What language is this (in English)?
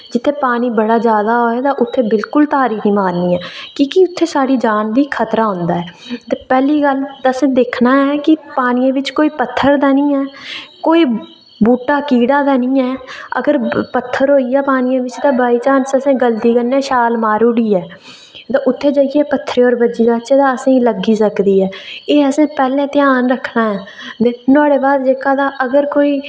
Dogri